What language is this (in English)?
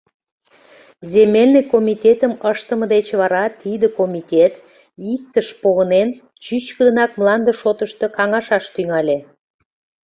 Mari